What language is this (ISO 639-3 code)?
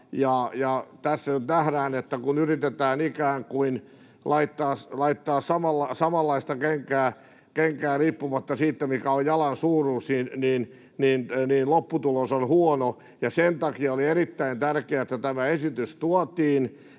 fin